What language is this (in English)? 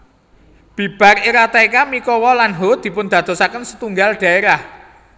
Javanese